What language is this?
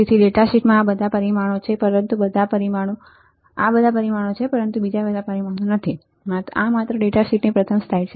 Gujarati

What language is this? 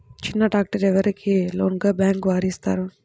Telugu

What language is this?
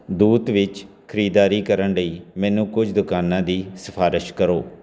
Punjabi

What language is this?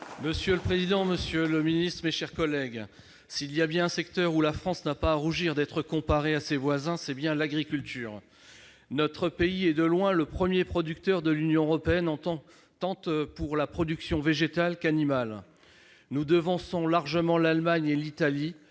French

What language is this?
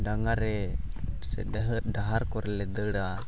Santali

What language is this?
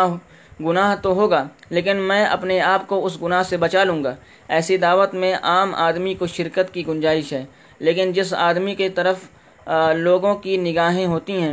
Urdu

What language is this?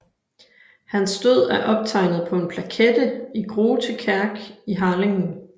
Danish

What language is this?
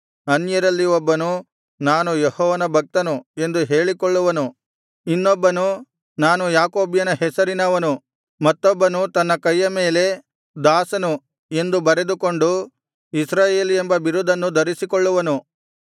Kannada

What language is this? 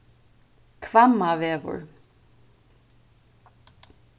Faroese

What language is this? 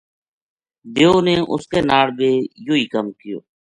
Gujari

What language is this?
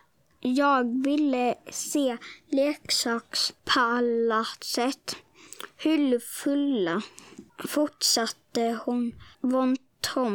Swedish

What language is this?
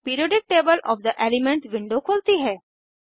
Hindi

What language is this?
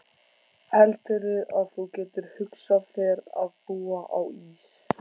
Icelandic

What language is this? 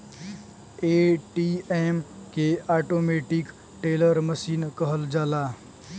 Bhojpuri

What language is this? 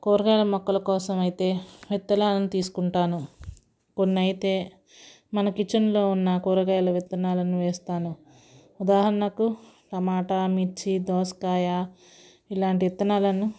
Telugu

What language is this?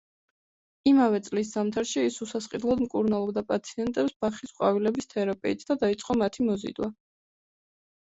Georgian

